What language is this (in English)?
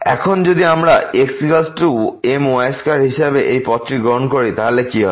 Bangla